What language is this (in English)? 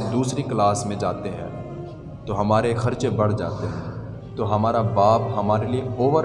Urdu